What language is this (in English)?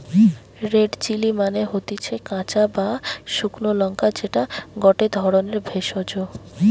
Bangla